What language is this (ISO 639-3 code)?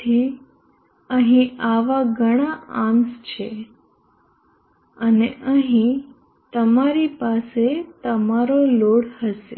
guj